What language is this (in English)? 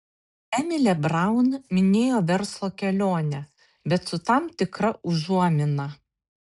Lithuanian